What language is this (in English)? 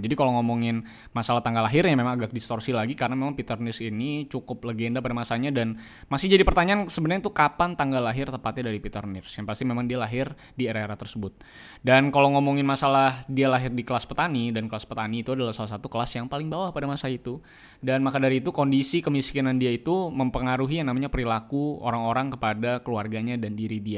Indonesian